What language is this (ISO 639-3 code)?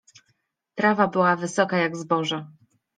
pol